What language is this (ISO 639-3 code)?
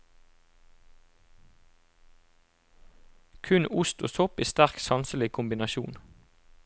nor